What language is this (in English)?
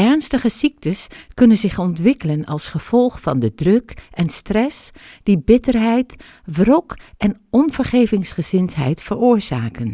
Dutch